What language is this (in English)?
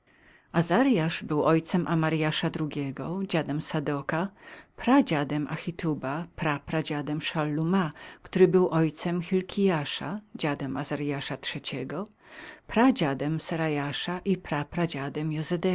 Polish